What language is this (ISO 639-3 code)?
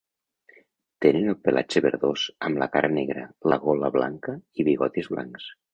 cat